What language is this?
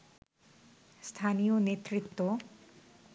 Bangla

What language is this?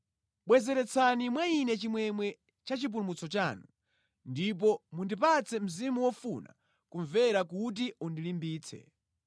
Nyanja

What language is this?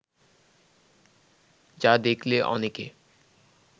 Bangla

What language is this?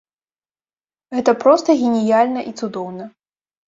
Belarusian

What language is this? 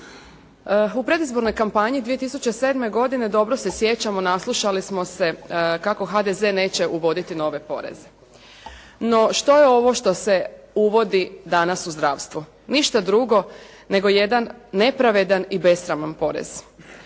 Croatian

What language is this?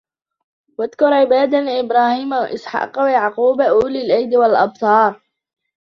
Arabic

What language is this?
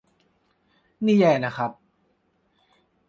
Thai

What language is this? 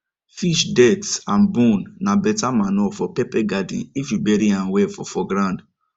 Nigerian Pidgin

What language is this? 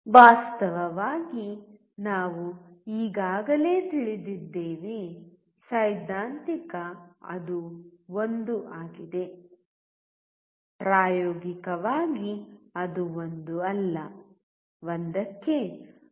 Kannada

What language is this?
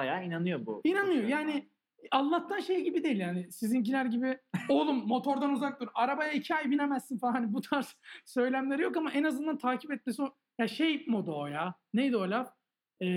Turkish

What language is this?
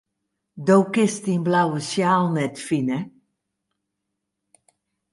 Western Frisian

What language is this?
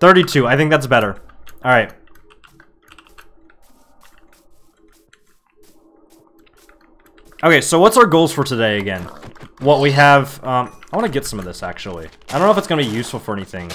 English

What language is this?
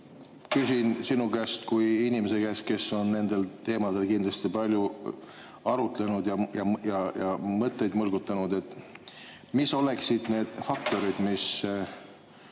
Estonian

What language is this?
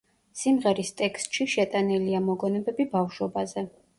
Georgian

